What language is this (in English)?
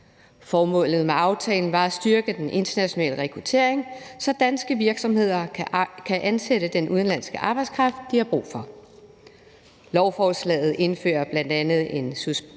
Danish